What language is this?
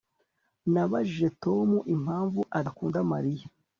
Kinyarwanda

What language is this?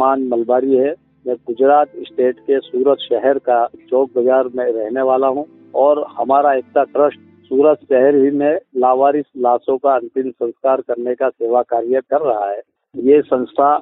Hindi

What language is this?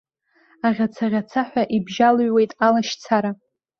Abkhazian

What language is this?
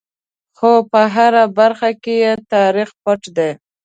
Pashto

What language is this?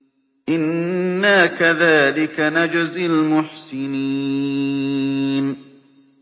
Arabic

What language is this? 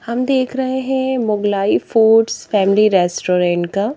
Hindi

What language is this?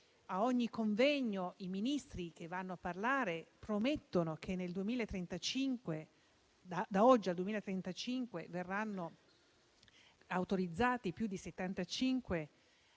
Italian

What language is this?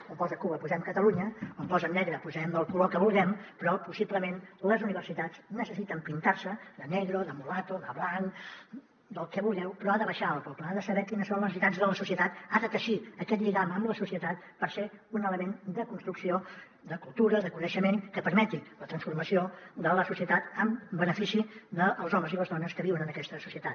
Catalan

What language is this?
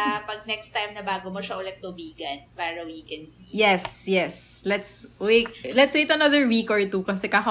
Filipino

